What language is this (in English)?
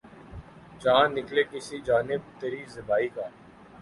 Urdu